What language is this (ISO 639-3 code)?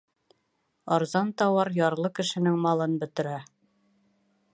bak